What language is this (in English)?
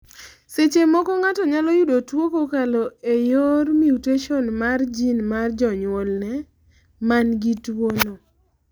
Luo (Kenya and Tanzania)